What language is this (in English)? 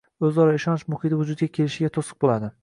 Uzbek